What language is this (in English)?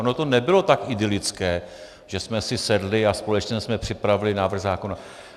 Czech